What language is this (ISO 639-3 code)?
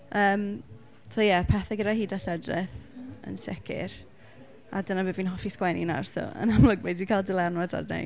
cym